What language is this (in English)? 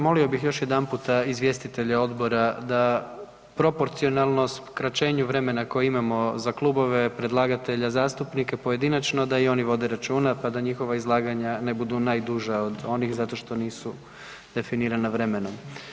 Croatian